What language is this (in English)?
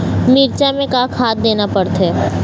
Chhattisgarhi